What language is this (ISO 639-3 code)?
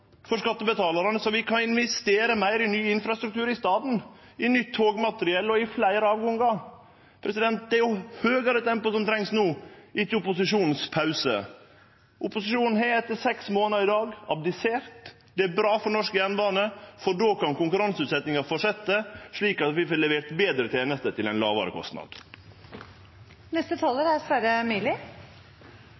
nno